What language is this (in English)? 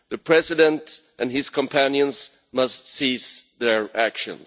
English